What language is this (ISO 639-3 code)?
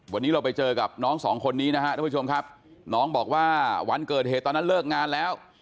tha